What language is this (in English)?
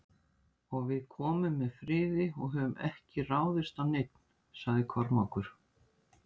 Icelandic